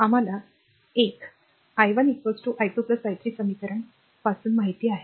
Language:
Marathi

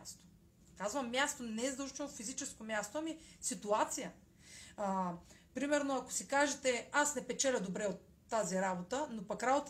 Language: Bulgarian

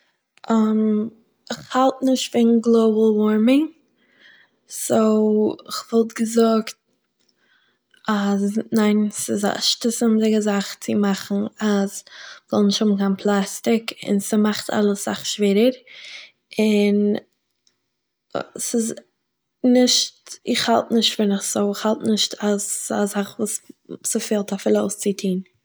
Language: Yiddish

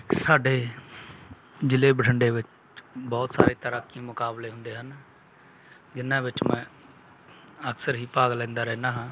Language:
Punjabi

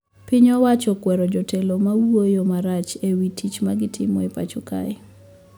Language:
Luo (Kenya and Tanzania)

